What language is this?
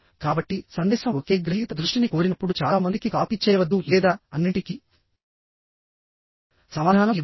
Telugu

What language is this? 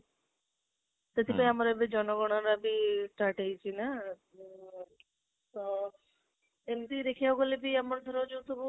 Odia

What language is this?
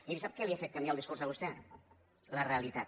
Catalan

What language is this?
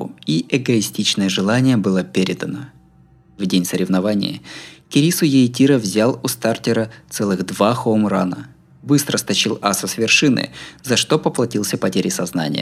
Russian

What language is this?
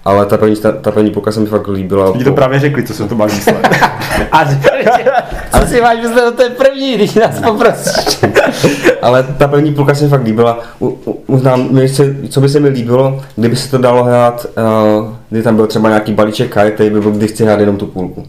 Czech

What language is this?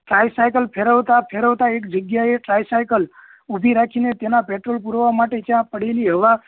Gujarati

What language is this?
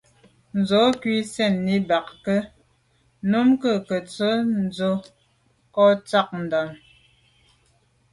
Medumba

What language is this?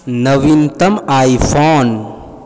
Maithili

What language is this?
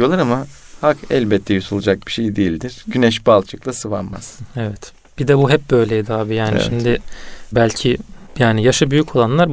Turkish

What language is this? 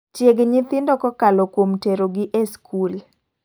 Luo (Kenya and Tanzania)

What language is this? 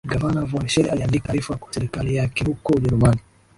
Swahili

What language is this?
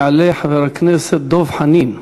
Hebrew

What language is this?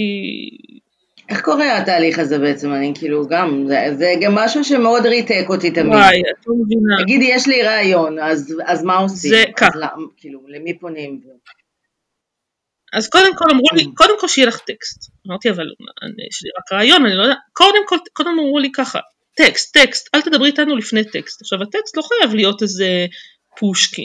Hebrew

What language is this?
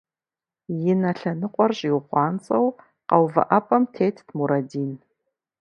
Kabardian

